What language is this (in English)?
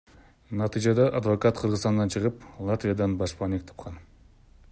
Kyrgyz